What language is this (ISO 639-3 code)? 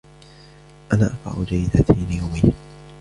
ara